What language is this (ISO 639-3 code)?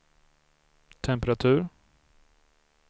swe